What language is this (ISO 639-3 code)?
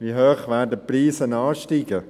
gsw